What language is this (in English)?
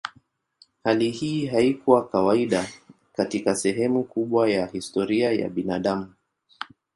Swahili